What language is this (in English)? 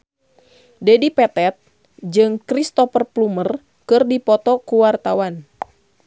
Sundanese